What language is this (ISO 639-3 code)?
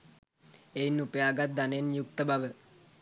sin